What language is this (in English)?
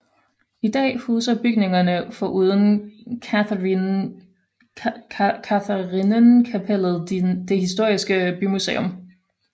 Danish